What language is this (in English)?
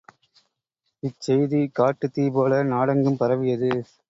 Tamil